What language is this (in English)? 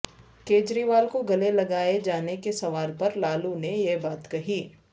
Urdu